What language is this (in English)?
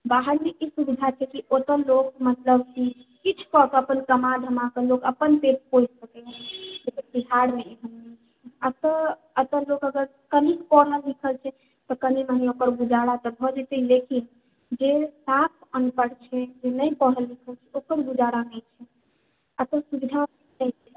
Maithili